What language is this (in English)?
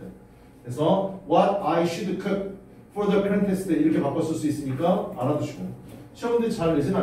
Korean